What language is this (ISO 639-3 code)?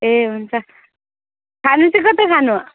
nep